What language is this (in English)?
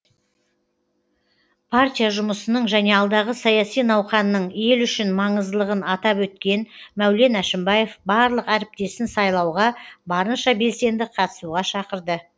Kazakh